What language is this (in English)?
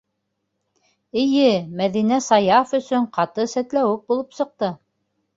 Bashkir